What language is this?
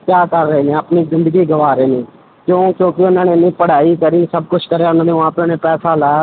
Punjabi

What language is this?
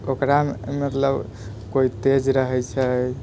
Maithili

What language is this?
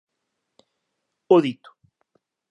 Galician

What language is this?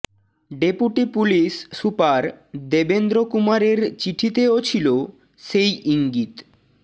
Bangla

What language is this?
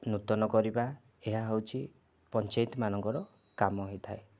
Odia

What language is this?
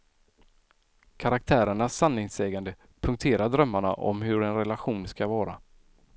Swedish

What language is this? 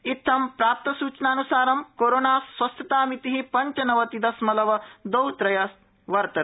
Sanskrit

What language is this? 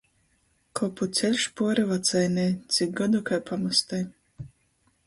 Latgalian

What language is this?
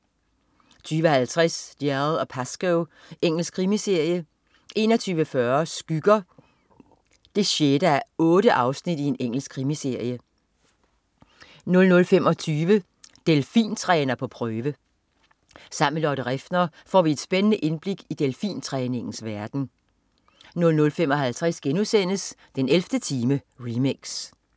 Danish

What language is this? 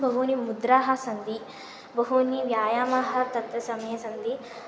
Sanskrit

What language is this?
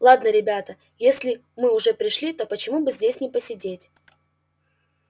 Russian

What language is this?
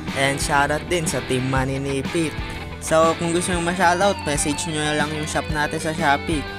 Filipino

